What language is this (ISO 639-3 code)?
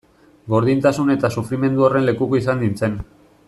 eus